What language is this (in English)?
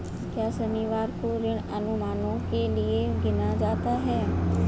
Hindi